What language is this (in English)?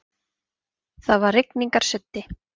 Icelandic